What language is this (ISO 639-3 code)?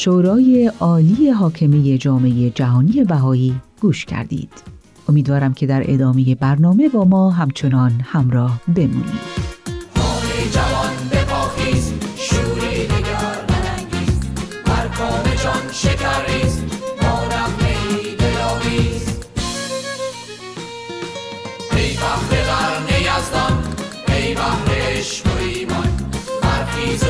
fas